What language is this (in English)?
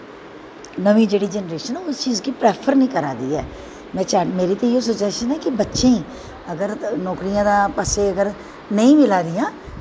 Dogri